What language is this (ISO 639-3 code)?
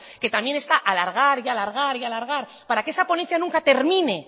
spa